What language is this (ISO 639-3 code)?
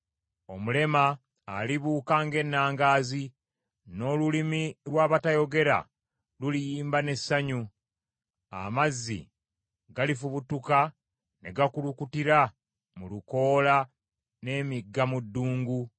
lug